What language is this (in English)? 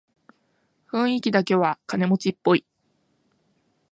Japanese